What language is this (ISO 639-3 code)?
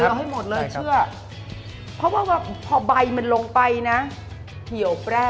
tha